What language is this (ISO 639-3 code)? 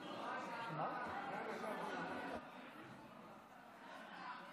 heb